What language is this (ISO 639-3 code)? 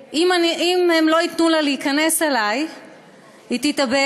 heb